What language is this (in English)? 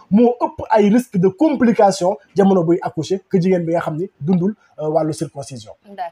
French